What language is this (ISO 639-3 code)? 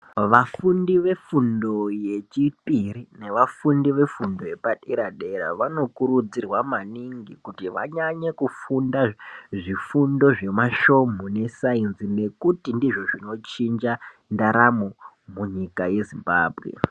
ndc